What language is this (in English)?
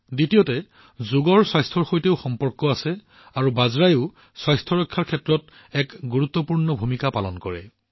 Assamese